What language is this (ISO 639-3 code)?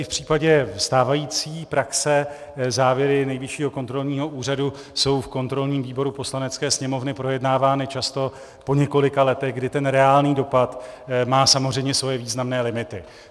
ces